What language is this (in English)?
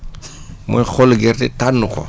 Wolof